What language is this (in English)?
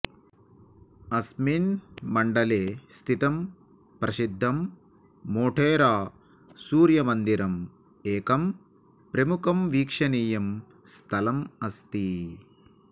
Sanskrit